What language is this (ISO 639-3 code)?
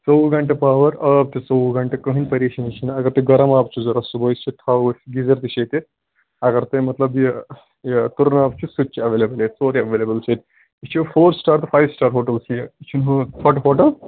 kas